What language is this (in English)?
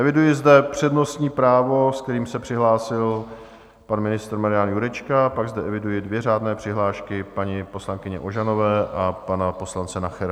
Czech